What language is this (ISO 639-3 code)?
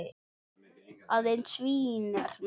isl